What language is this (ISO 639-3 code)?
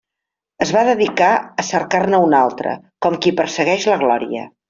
cat